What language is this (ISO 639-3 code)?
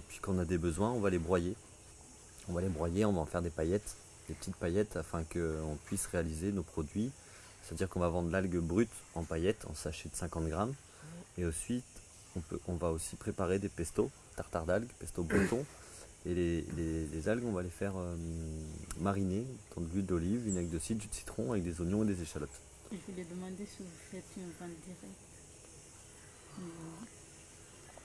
fra